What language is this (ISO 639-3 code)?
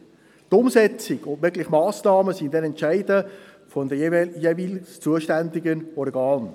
gsw